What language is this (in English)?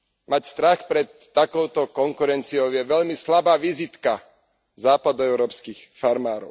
Slovak